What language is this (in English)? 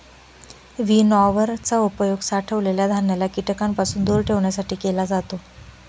Marathi